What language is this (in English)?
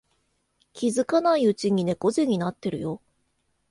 Japanese